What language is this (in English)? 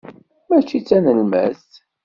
Kabyle